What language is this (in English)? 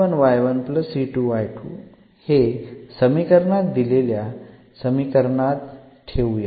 Marathi